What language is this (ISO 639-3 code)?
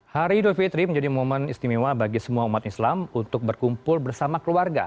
ind